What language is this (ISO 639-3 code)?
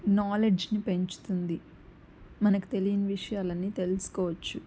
tel